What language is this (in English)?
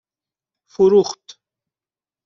Persian